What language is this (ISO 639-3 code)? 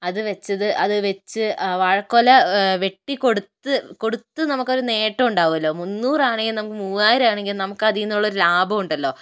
mal